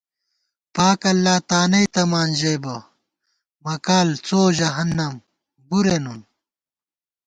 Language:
Gawar-Bati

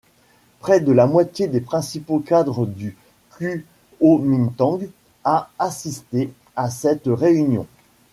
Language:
French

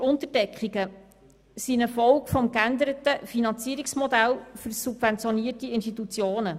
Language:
Swiss German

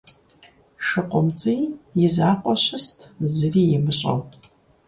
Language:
Kabardian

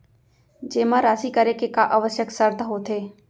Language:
Chhattisgarhi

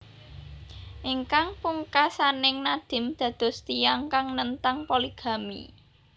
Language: Javanese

